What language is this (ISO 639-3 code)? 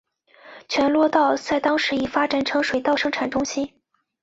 zho